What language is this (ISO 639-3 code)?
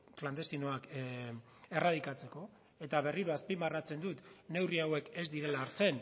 eus